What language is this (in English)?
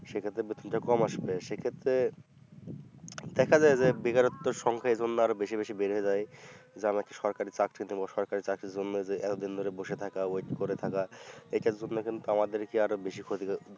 Bangla